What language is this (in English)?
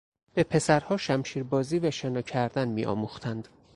Persian